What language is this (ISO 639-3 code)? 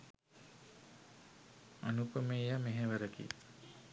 sin